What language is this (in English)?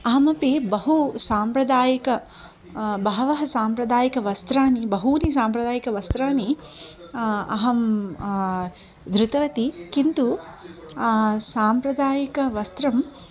Sanskrit